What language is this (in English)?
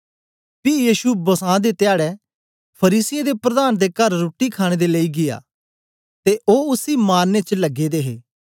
Dogri